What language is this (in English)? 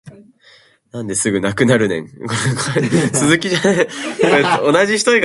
Japanese